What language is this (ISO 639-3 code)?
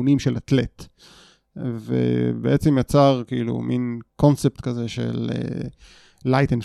heb